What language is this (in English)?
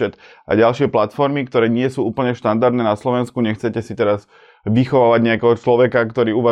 Slovak